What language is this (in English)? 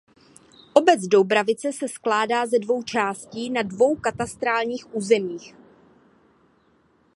Czech